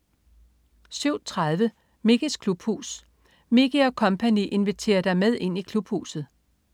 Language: Danish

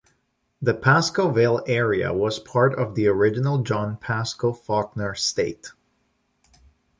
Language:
English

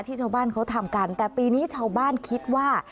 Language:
Thai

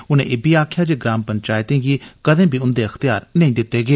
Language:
Dogri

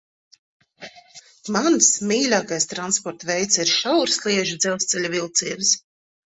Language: Latvian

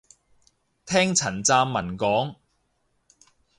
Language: Cantonese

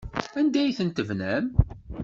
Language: Kabyle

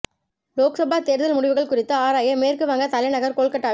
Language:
Tamil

